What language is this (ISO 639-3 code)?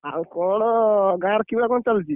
ori